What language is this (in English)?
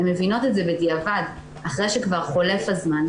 Hebrew